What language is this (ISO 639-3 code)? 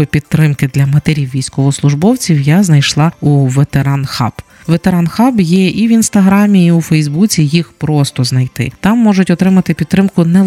ukr